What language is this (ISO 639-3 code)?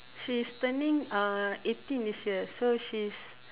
eng